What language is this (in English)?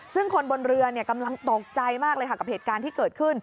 Thai